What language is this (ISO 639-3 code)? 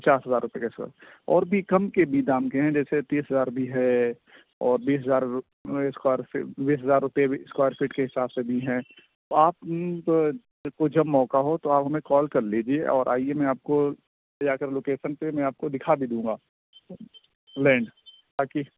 urd